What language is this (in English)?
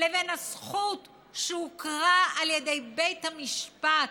Hebrew